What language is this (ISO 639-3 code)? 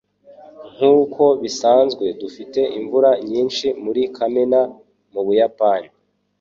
kin